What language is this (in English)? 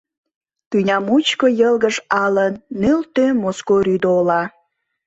Mari